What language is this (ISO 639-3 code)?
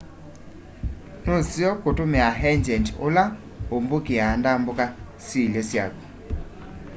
kam